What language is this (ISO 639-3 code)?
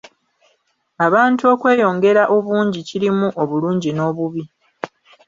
lug